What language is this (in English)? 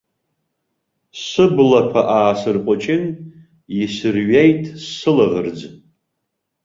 Abkhazian